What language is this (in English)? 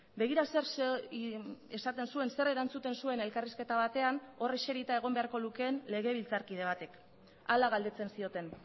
Basque